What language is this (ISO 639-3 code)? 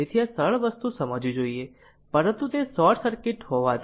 guj